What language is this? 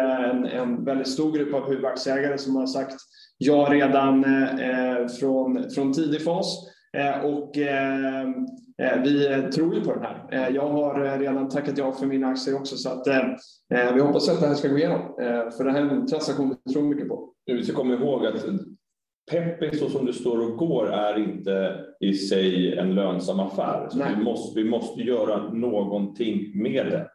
Swedish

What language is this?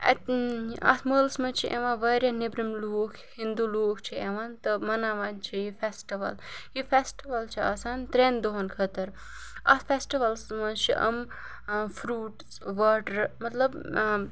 Kashmiri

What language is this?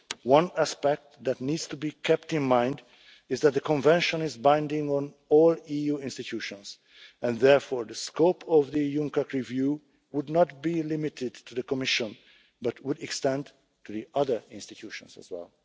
English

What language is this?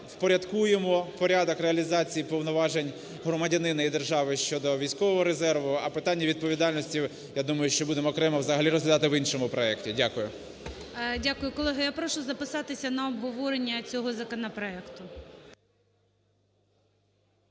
Ukrainian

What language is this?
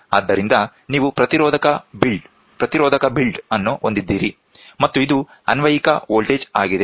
Kannada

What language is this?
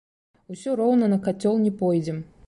Belarusian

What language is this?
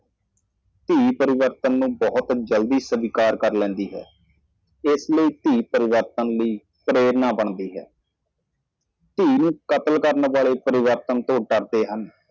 Punjabi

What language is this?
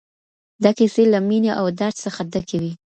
Pashto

